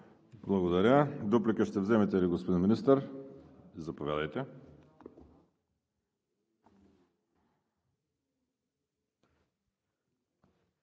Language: Bulgarian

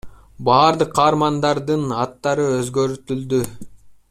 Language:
Kyrgyz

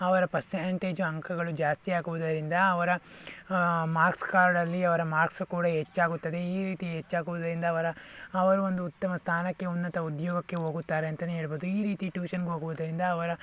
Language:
Kannada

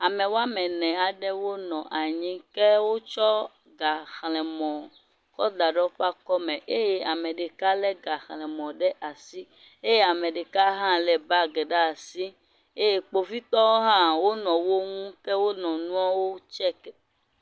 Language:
Ewe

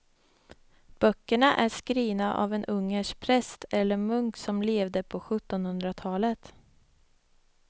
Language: Swedish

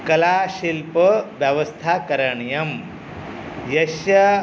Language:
Sanskrit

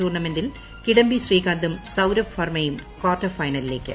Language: Malayalam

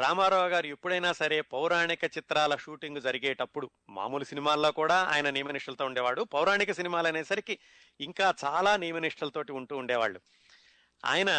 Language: Telugu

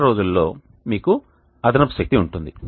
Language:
Telugu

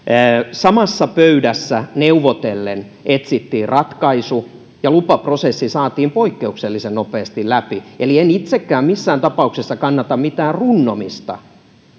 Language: Finnish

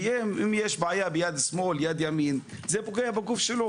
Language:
Hebrew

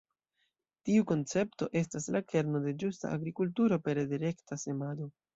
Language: Esperanto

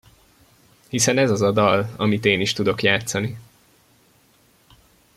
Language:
Hungarian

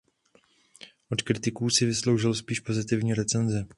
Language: Czech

